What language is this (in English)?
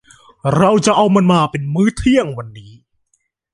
Thai